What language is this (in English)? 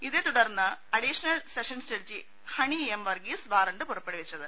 Malayalam